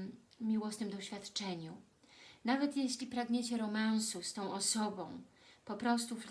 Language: Polish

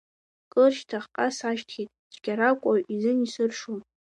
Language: Abkhazian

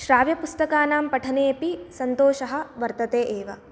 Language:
Sanskrit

